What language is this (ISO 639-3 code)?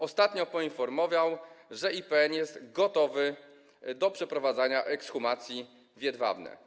pol